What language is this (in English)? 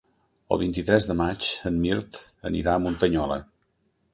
Catalan